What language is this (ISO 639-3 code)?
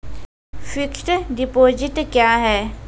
mai